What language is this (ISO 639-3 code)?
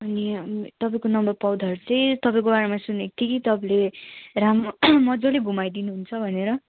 nep